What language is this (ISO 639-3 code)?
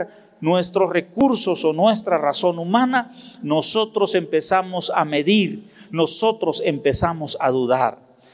spa